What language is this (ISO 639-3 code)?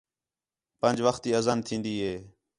xhe